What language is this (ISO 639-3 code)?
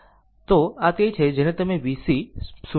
guj